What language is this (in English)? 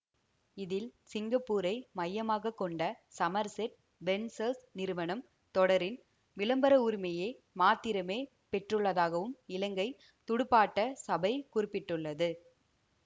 Tamil